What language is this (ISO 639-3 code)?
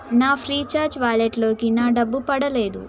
tel